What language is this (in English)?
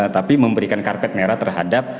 Indonesian